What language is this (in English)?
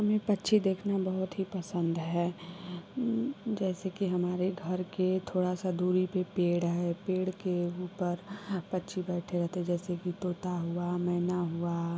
Hindi